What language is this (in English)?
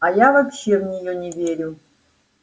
Russian